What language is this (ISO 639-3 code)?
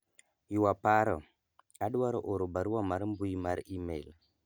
luo